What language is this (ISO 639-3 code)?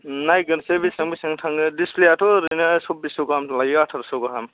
brx